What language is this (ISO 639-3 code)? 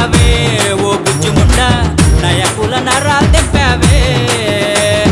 eng